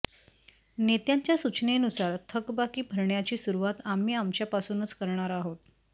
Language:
Marathi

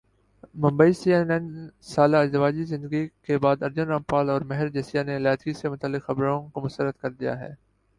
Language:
Urdu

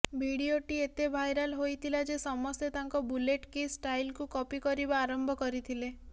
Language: Odia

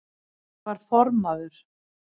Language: Icelandic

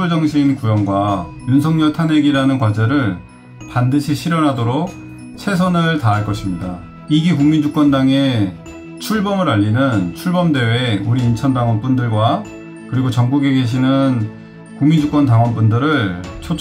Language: Korean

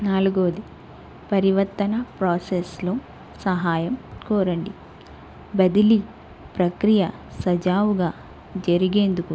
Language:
Telugu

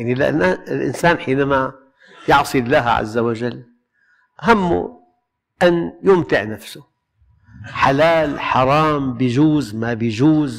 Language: Arabic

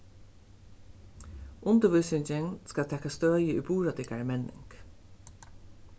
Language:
Faroese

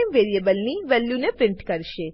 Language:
Gujarati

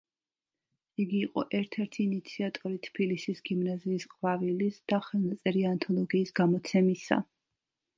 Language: Georgian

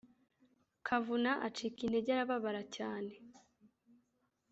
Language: Kinyarwanda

